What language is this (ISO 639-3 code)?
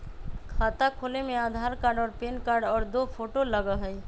mag